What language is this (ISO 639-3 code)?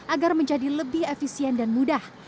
ind